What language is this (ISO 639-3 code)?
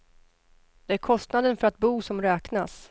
swe